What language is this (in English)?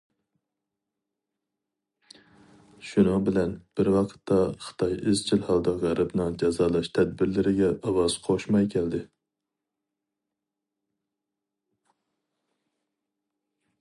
Uyghur